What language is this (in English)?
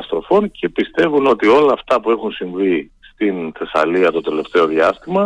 Greek